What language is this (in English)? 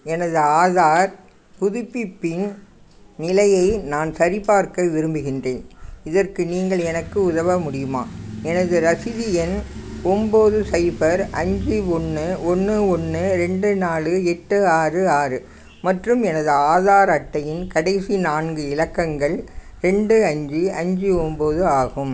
Tamil